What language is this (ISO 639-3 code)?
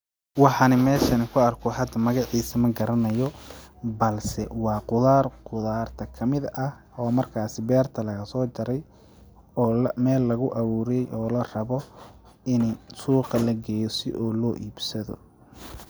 som